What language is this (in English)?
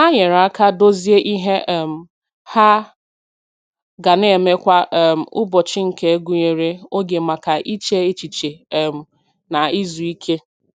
Igbo